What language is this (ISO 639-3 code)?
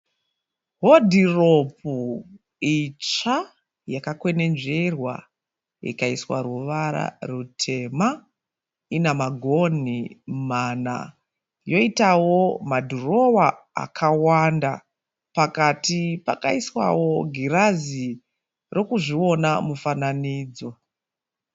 sna